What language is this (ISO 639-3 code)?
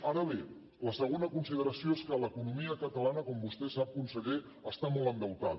cat